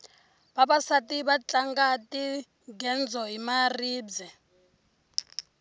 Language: Tsonga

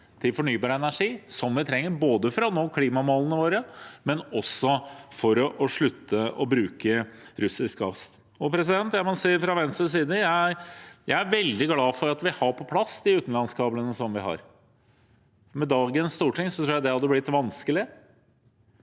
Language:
Norwegian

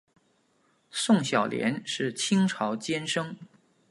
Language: Chinese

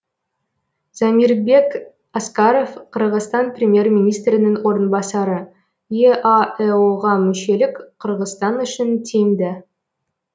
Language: Kazakh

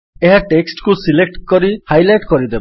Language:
Odia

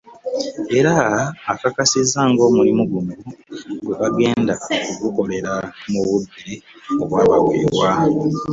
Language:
Ganda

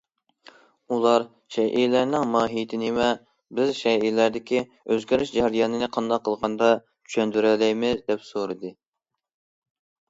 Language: Uyghur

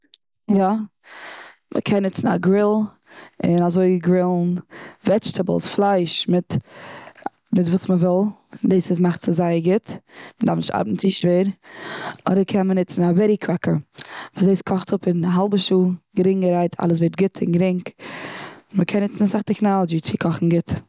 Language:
Yiddish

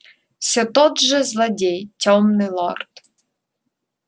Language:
Russian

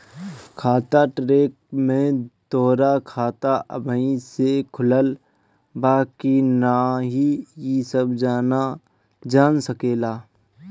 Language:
Bhojpuri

